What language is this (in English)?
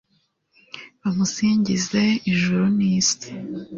Kinyarwanda